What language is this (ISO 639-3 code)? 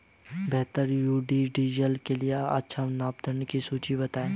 hin